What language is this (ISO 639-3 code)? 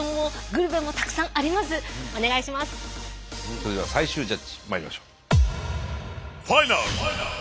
jpn